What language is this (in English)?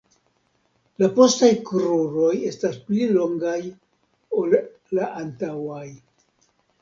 Esperanto